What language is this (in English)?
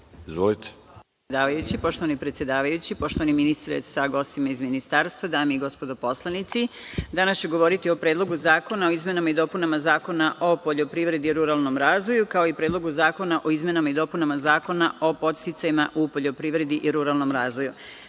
Serbian